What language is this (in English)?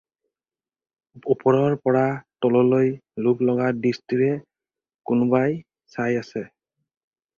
Assamese